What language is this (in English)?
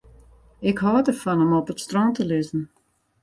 Western Frisian